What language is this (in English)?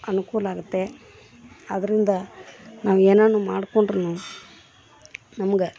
Kannada